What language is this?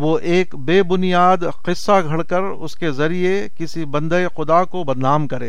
Urdu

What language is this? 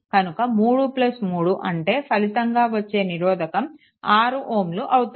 Telugu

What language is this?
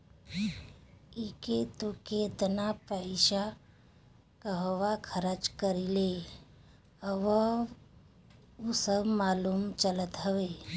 Bhojpuri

